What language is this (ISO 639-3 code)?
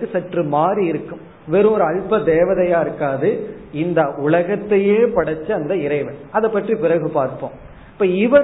tam